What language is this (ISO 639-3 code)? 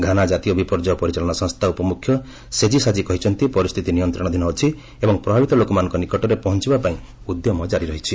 ori